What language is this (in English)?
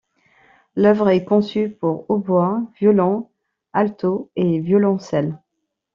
French